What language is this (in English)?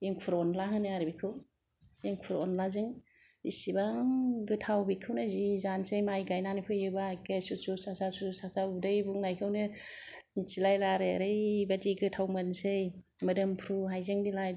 Bodo